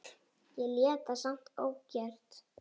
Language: Icelandic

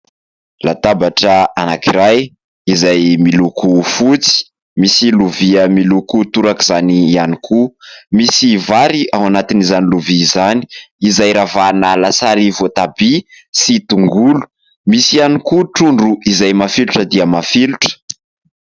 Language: Malagasy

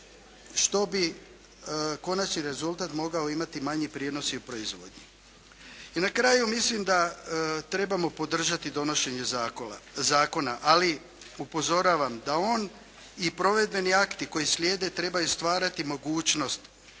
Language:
Croatian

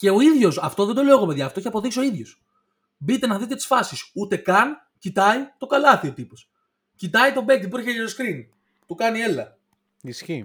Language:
Greek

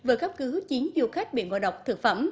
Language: Vietnamese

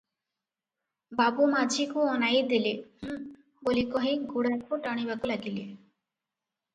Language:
Odia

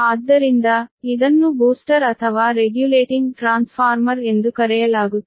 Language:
Kannada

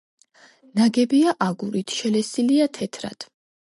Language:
Georgian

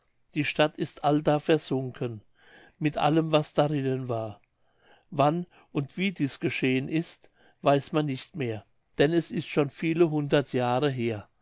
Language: German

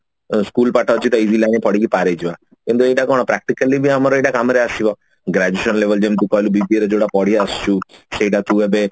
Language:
Odia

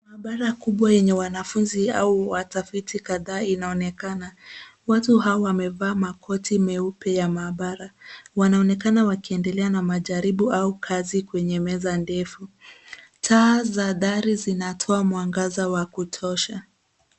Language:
Swahili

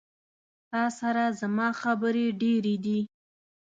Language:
Pashto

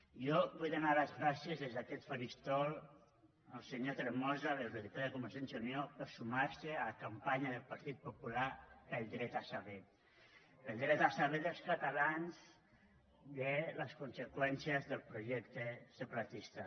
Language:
Catalan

